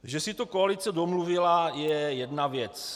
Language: Czech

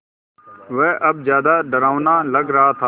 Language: Hindi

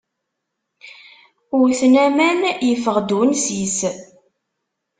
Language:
Kabyle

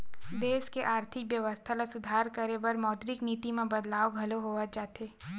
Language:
Chhattisgarhi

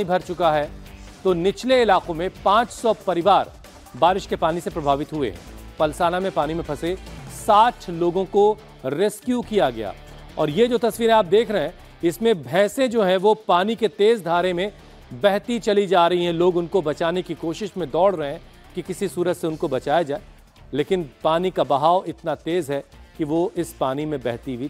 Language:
Hindi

